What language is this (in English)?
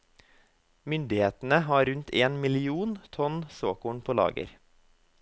Norwegian